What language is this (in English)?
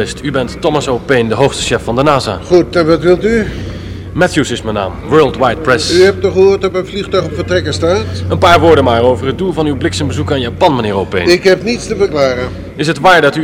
Dutch